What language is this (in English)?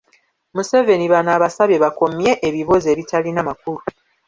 Ganda